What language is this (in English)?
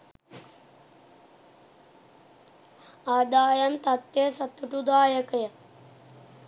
Sinhala